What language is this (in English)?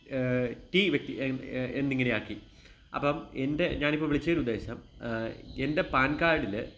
Malayalam